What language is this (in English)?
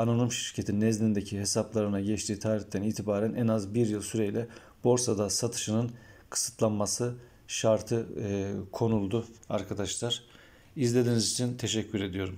Turkish